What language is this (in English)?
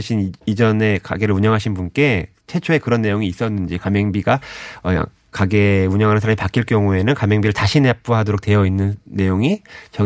Korean